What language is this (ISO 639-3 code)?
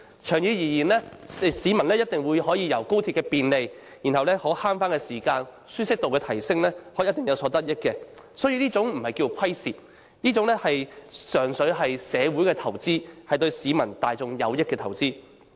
yue